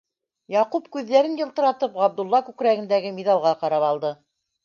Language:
Bashkir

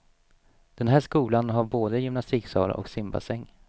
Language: Swedish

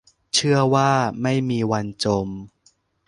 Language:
Thai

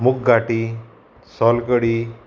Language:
Konkani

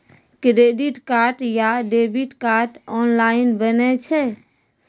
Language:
Maithili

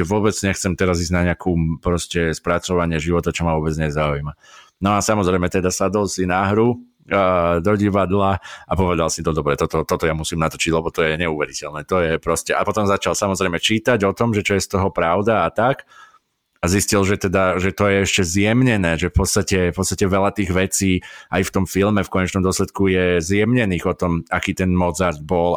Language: Slovak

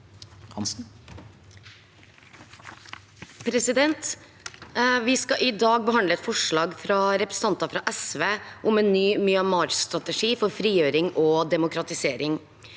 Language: Norwegian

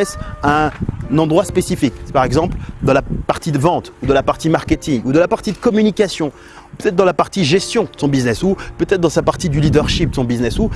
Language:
French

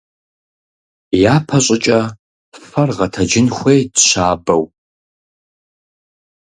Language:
Kabardian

